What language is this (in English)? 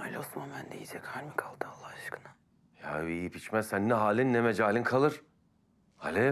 Turkish